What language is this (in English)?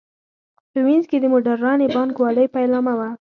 Pashto